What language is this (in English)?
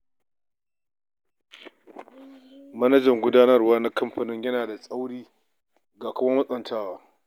Hausa